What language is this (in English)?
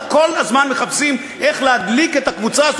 Hebrew